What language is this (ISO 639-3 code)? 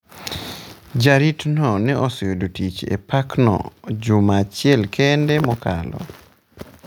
luo